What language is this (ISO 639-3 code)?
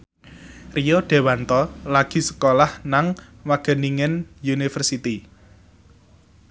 jav